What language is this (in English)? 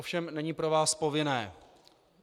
Czech